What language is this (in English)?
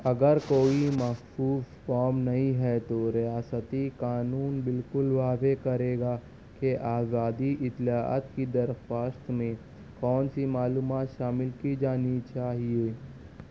Urdu